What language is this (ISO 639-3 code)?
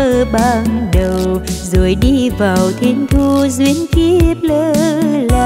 vie